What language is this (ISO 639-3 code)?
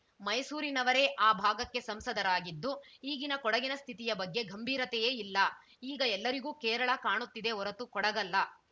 kan